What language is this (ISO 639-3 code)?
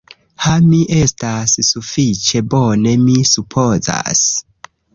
epo